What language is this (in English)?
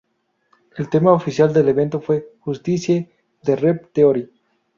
Spanish